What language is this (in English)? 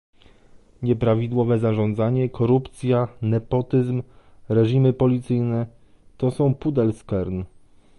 Polish